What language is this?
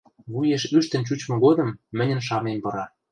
Western Mari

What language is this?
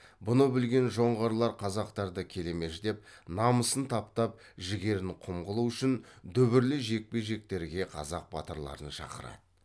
Kazakh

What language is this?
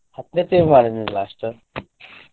Kannada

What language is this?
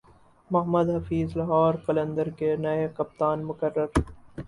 Urdu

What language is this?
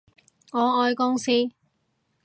Cantonese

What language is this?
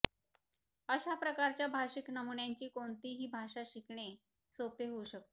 Marathi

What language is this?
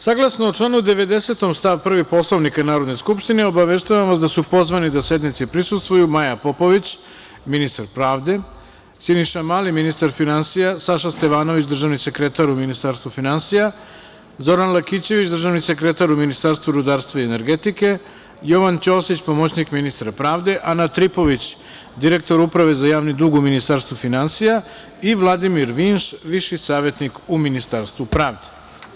Serbian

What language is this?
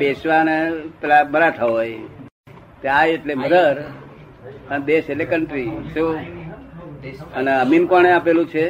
Gujarati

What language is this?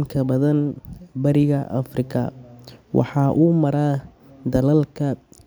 Somali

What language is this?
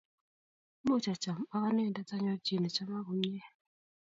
Kalenjin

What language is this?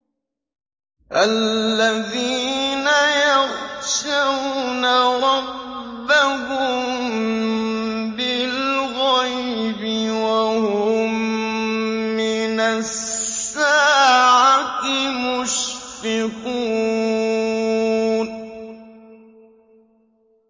Arabic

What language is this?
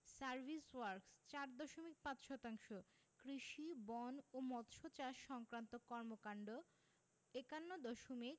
Bangla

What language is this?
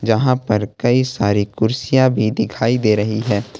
Hindi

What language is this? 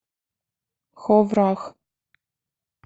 Russian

